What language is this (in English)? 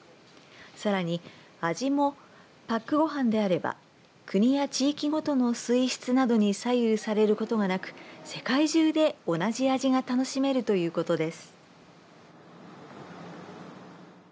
Japanese